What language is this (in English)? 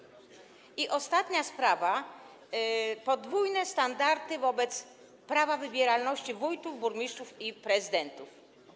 Polish